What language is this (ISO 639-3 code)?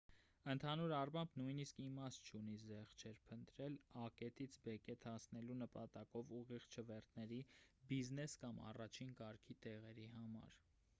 hye